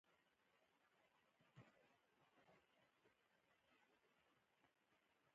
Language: Pashto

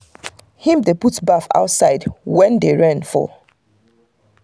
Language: Nigerian Pidgin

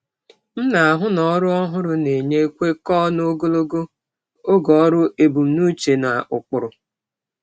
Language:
Igbo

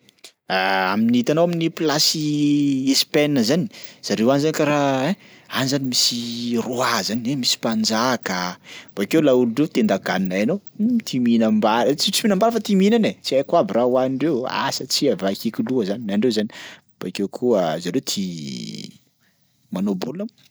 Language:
Sakalava Malagasy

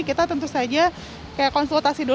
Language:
Indonesian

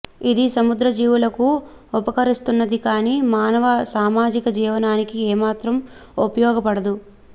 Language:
Telugu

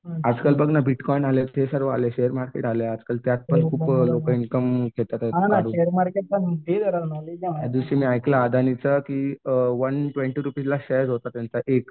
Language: Marathi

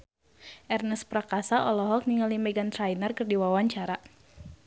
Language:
Sundanese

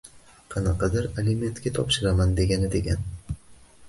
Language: Uzbek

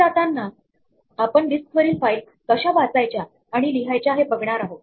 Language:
Marathi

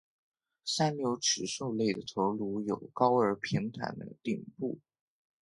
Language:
Chinese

